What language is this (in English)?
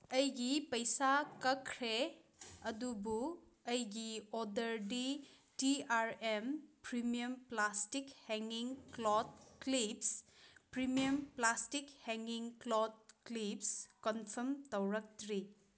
Manipuri